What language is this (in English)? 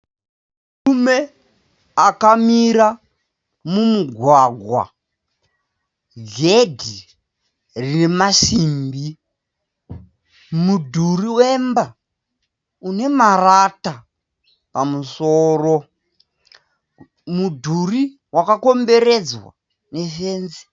Shona